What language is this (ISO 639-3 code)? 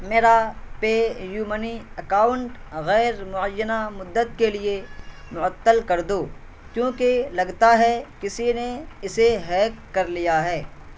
urd